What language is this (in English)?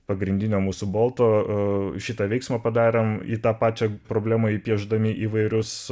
Lithuanian